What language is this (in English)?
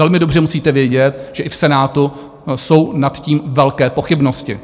Czech